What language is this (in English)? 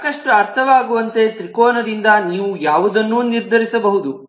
Kannada